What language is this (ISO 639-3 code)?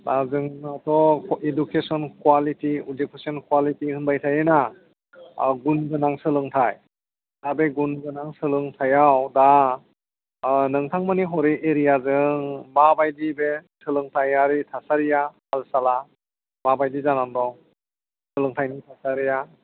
brx